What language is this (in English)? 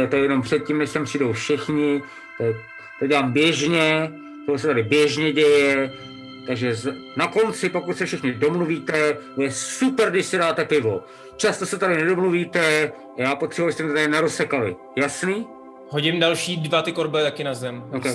Czech